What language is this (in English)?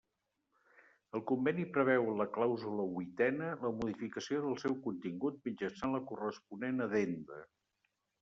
Catalan